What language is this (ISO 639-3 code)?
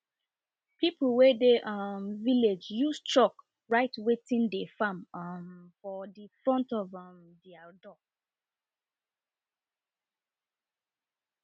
pcm